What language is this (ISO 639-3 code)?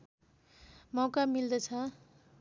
nep